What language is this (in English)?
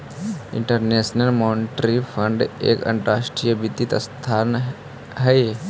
Magahi